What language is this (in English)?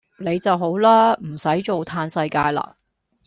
Cantonese